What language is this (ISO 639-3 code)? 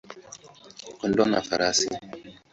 swa